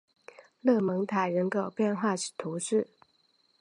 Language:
Chinese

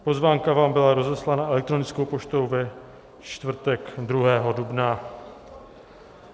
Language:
Czech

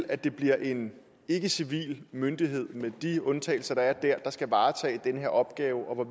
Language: Danish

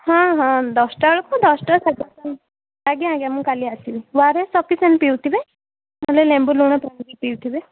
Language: Odia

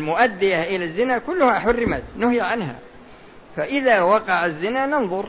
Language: Arabic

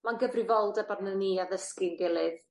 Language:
Welsh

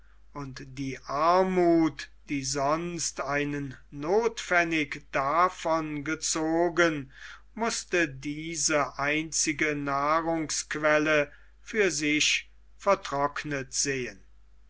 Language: German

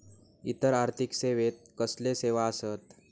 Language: Marathi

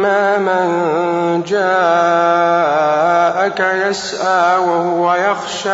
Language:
Arabic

